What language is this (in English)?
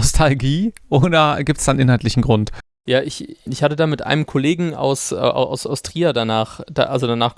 German